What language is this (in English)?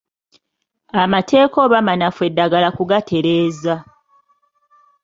Ganda